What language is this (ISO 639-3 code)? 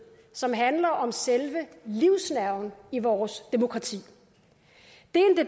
dan